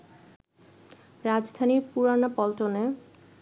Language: Bangla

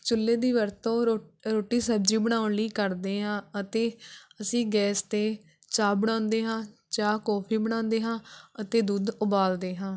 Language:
Punjabi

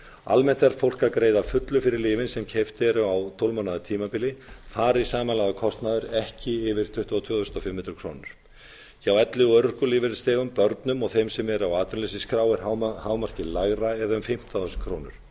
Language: Icelandic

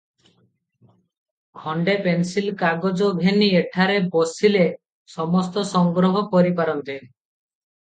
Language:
Odia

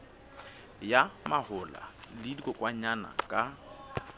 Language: Southern Sotho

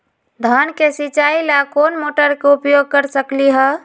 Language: Magahi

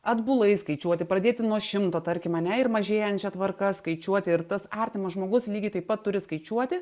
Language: Lithuanian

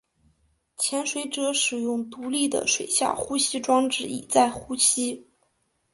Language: Chinese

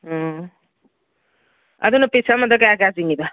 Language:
Manipuri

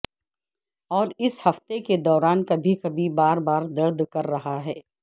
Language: Urdu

